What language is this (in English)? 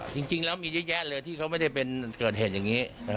Thai